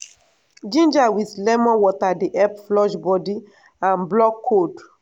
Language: Nigerian Pidgin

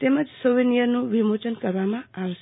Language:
Gujarati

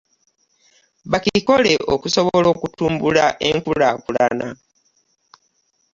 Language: Ganda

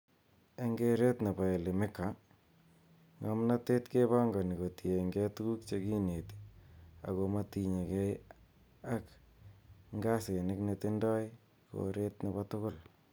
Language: Kalenjin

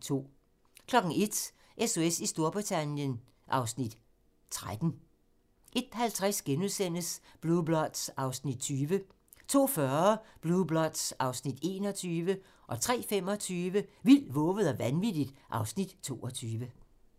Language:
Danish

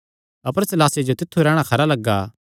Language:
Kangri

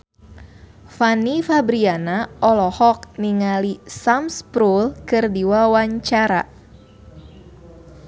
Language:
Sundanese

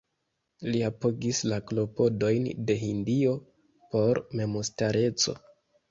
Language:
Esperanto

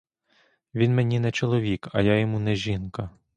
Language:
Ukrainian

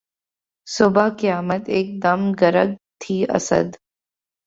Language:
Urdu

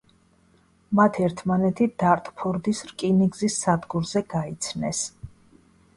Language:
Georgian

